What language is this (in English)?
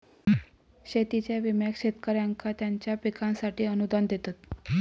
Marathi